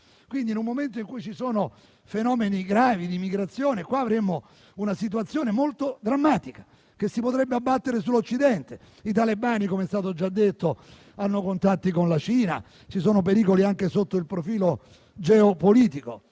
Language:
Italian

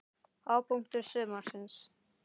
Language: Icelandic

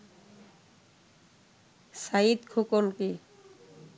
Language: Bangla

